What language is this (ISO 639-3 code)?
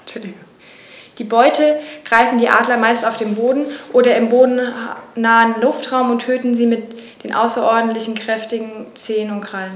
deu